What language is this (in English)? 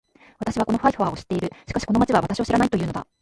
Japanese